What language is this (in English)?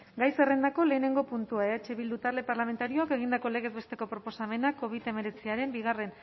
Basque